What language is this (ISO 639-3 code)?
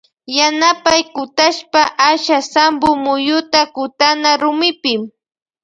qvj